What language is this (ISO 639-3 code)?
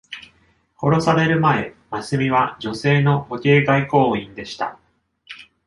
jpn